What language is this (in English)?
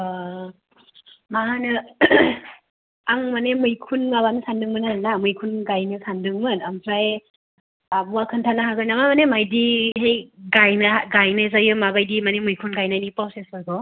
Bodo